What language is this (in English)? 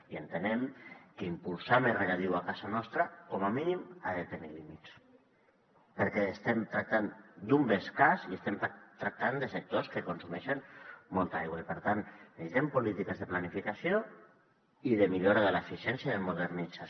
Catalan